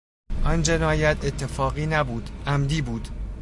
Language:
Persian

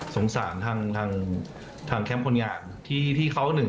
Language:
Thai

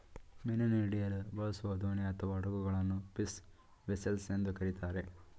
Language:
Kannada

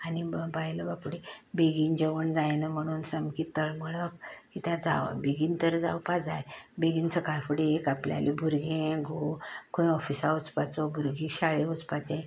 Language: Konkani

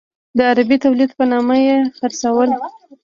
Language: Pashto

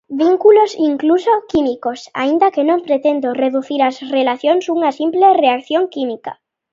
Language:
Galician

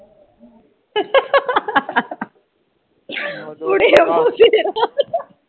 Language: Punjabi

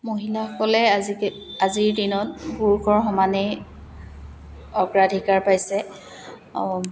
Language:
Assamese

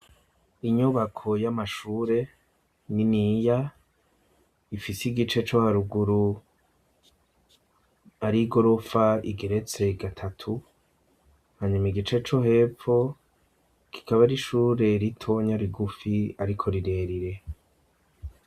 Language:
Rundi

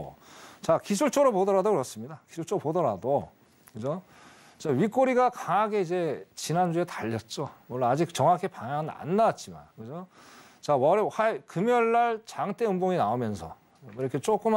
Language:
Korean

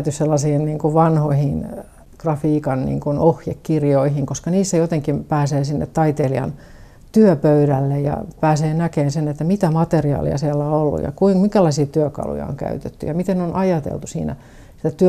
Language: Finnish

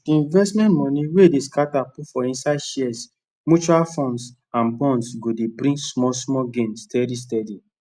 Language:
Nigerian Pidgin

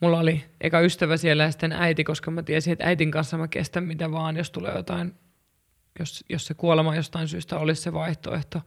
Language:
Finnish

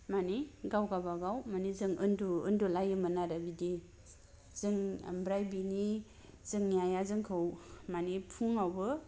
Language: Bodo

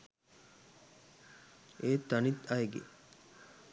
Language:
Sinhala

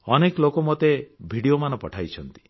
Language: Odia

